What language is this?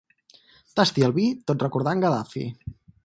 Catalan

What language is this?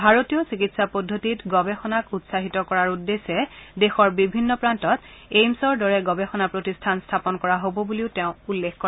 Assamese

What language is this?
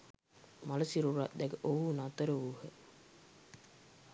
Sinhala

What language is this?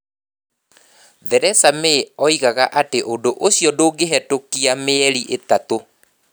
Kikuyu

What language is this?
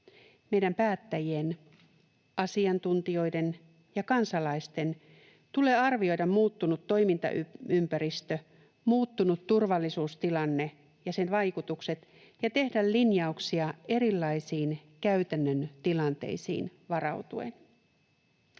Finnish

